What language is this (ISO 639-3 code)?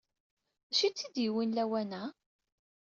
kab